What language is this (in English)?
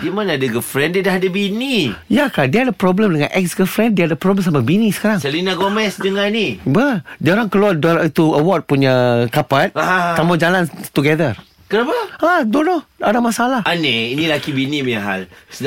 Malay